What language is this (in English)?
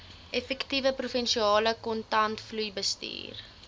Afrikaans